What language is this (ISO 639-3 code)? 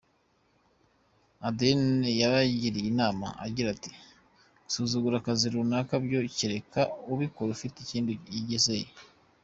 kin